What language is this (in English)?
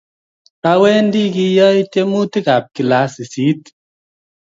Kalenjin